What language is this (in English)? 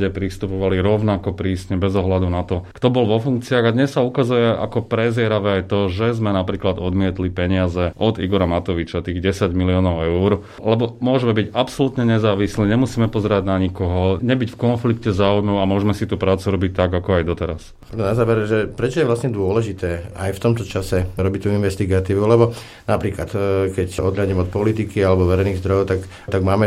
Slovak